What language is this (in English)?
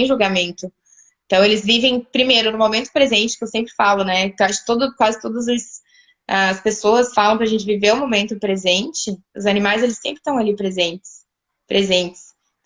Portuguese